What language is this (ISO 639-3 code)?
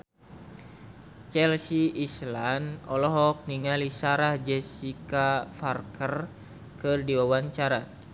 sun